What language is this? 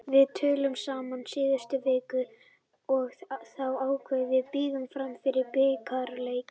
Icelandic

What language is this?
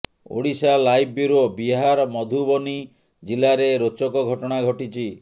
Odia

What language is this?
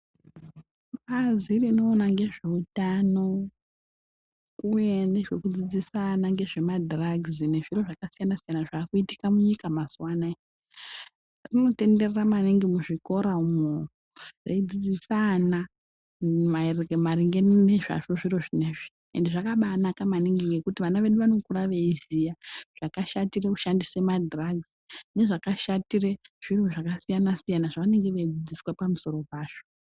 Ndau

